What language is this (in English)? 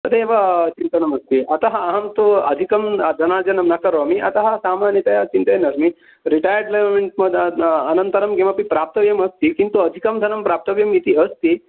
Sanskrit